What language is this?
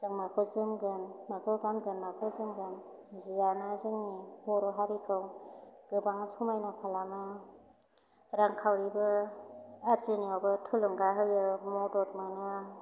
Bodo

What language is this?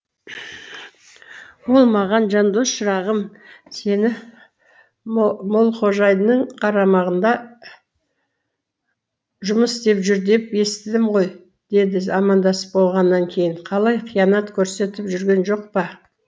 Kazakh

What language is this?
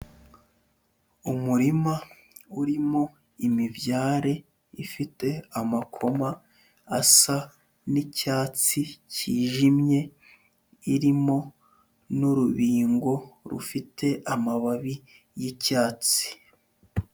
Kinyarwanda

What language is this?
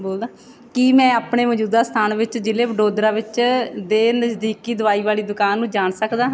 Punjabi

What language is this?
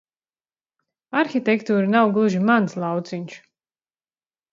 Latvian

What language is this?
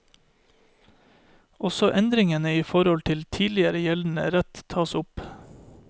Norwegian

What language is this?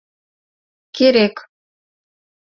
Mari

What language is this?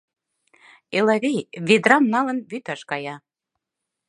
Mari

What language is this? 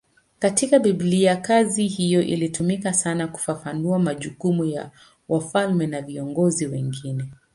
Swahili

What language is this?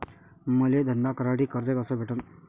Marathi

